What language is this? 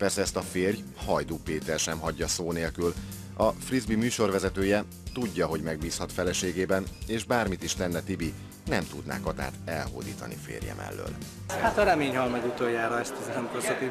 Hungarian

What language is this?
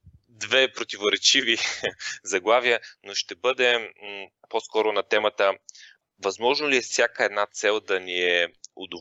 Bulgarian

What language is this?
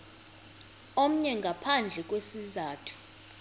Xhosa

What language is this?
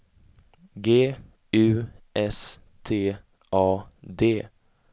Swedish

